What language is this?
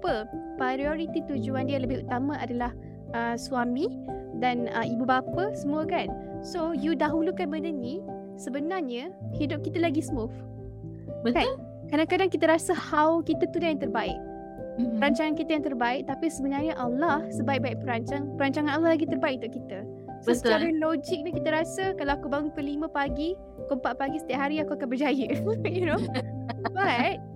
Malay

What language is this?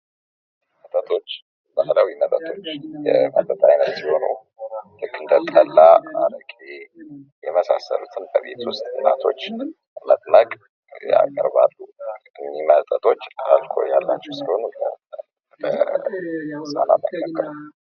Amharic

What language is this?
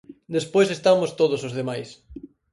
Galician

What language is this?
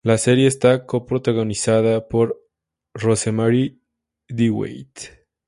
Spanish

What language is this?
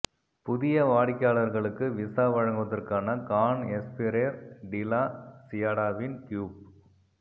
Tamil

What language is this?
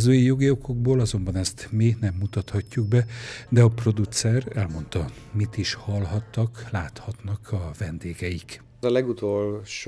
Hungarian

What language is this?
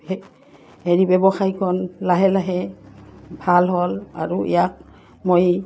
Assamese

